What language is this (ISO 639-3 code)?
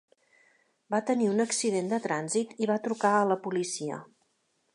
cat